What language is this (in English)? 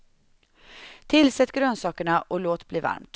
Swedish